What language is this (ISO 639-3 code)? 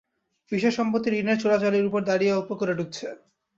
ben